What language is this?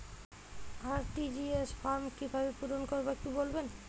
Bangla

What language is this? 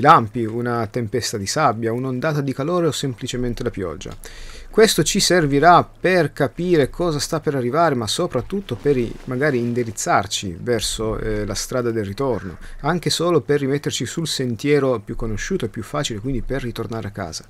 Italian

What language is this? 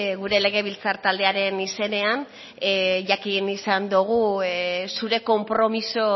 Basque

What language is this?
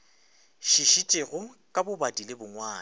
Northern Sotho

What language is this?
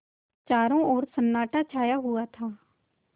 Hindi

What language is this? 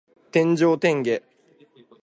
Japanese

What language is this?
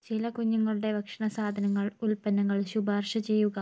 Malayalam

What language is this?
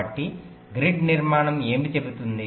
Telugu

